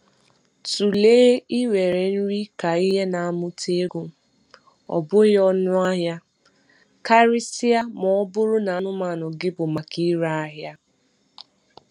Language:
Igbo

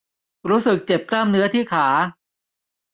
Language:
Thai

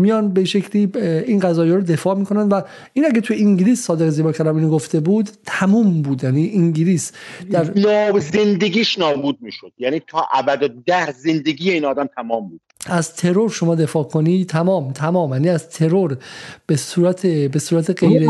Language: Persian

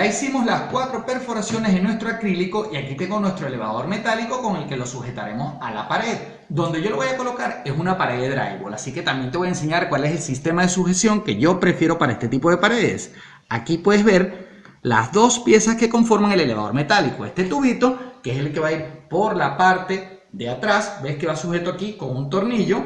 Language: Spanish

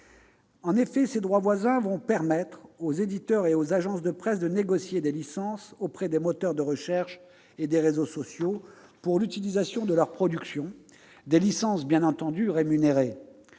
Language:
French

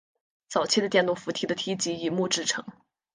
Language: Chinese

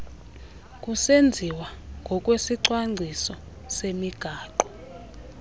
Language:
Xhosa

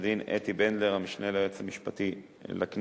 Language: Hebrew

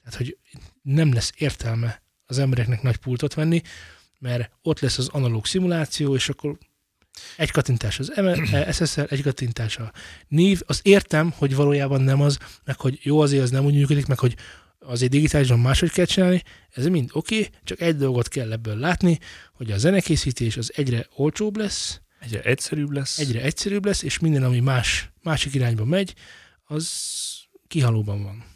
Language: Hungarian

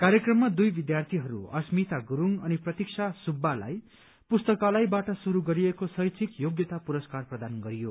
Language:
Nepali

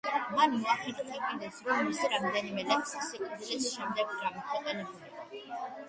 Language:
Georgian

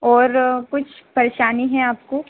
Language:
Hindi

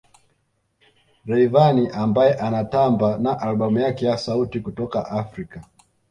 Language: Swahili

